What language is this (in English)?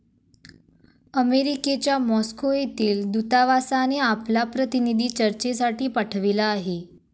Marathi